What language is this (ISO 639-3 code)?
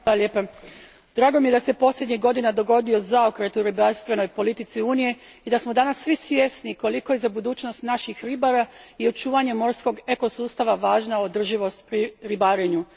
hrv